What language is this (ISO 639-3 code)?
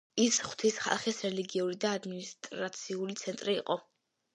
kat